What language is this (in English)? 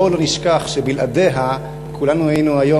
Hebrew